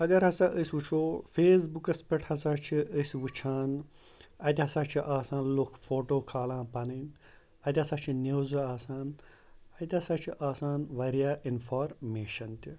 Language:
Kashmiri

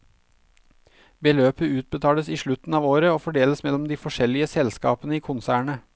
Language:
Norwegian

